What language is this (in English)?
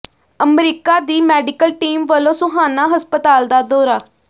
Punjabi